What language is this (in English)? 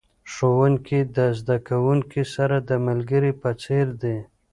Pashto